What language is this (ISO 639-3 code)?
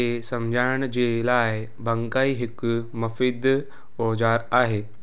snd